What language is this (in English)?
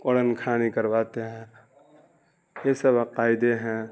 Urdu